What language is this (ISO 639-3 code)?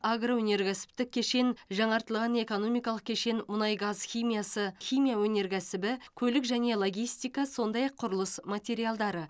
kaz